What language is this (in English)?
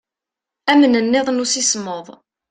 Kabyle